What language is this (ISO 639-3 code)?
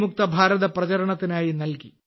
mal